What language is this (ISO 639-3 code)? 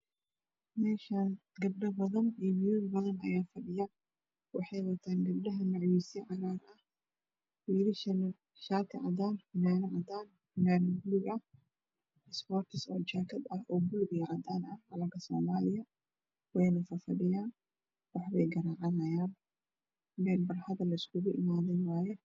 som